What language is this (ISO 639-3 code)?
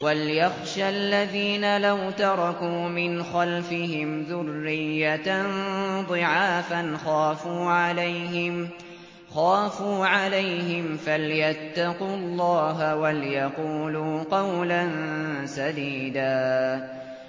ara